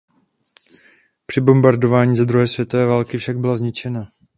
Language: Czech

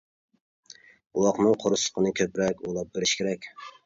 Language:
Uyghur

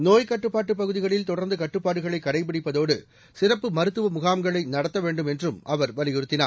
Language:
Tamil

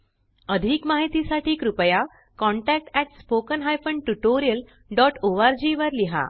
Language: Marathi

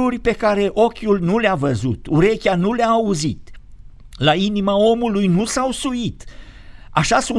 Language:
Romanian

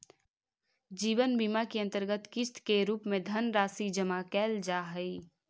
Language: Magahi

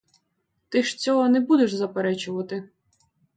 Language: Ukrainian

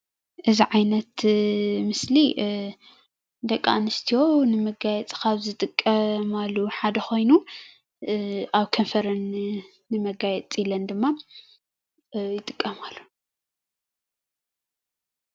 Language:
Tigrinya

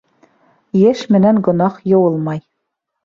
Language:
Bashkir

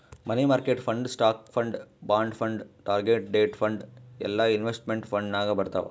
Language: Kannada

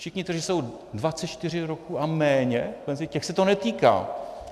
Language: Czech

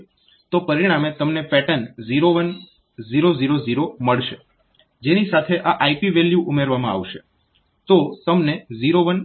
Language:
Gujarati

